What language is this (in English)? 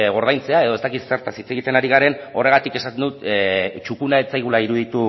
Basque